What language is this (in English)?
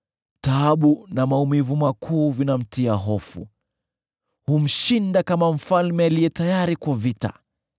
Swahili